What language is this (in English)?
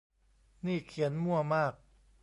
Thai